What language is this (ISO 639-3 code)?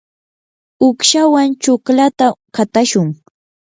qur